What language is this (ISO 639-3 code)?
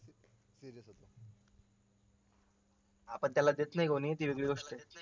mar